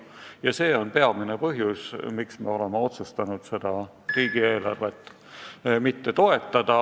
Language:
Estonian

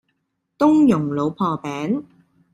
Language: Cantonese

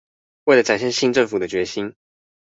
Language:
Chinese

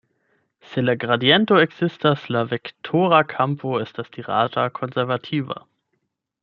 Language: Esperanto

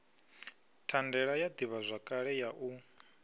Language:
Venda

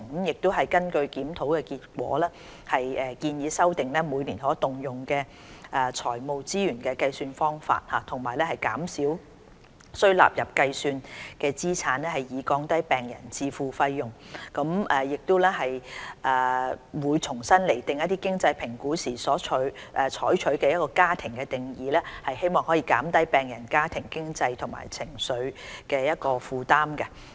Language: Cantonese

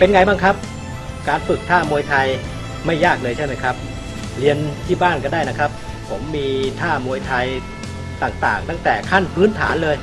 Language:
Thai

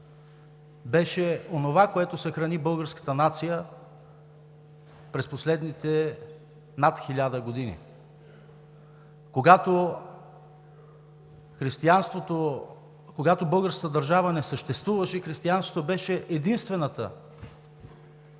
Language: Bulgarian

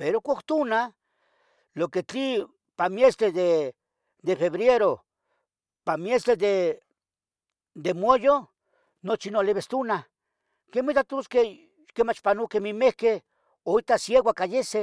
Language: Tetelcingo Nahuatl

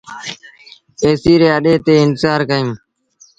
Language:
Sindhi Bhil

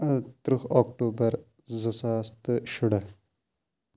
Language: Kashmiri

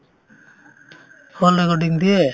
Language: Assamese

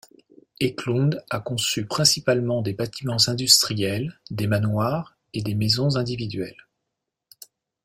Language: French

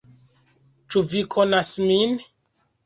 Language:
Esperanto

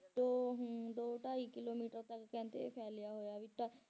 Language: Punjabi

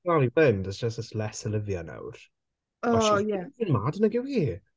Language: Welsh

